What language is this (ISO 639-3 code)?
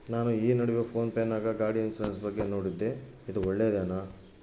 kan